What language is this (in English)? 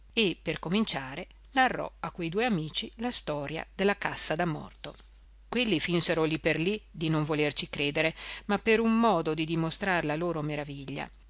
Italian